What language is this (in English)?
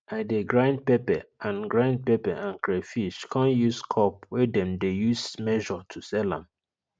Nigerian Pidgin